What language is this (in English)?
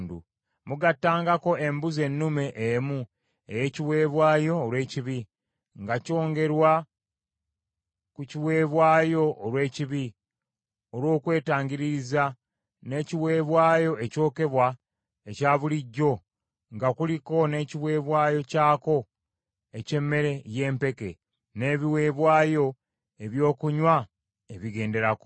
Ganda